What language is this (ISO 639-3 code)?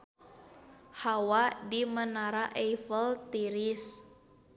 sun